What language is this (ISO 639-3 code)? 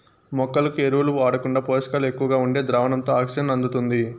tel